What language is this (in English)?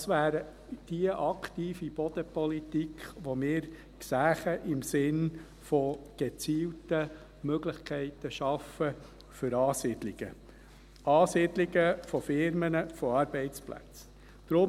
Swiss German